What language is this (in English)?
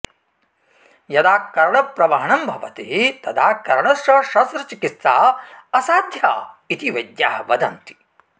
Sanskrit